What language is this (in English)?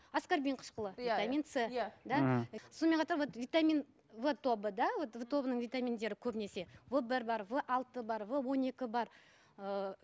Kazakh